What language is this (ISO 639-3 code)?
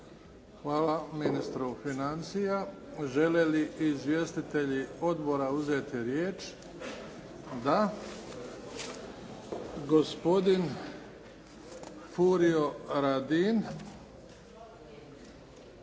hrv